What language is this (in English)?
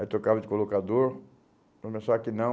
Portuguese